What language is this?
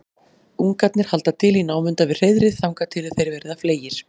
Icelandic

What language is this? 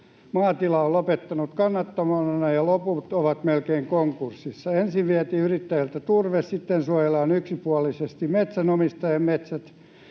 Finnish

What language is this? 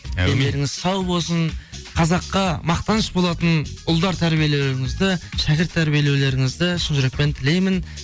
Kazakh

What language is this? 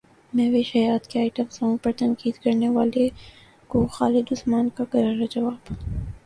Urdu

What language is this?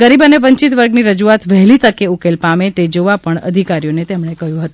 Gujarati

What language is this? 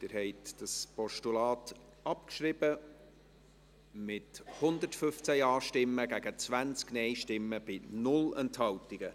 Swiss German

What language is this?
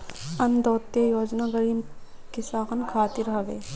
Bhojpuri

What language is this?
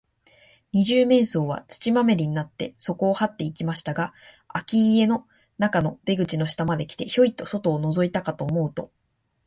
Japanese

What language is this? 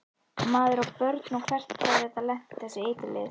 Icelandic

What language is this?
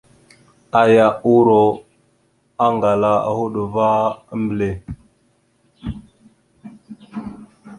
Mada (Cameroon)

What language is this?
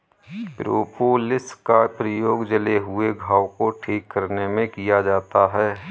Hindi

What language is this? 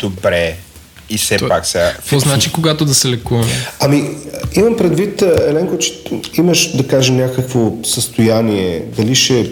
Bulgarian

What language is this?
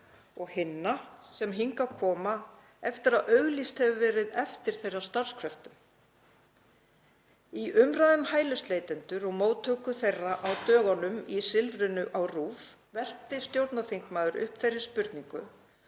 Icelandic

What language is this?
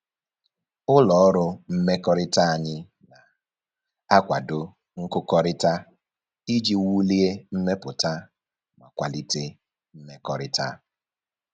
Igbo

